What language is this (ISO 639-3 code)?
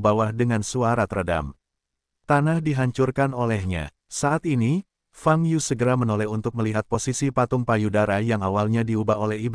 ind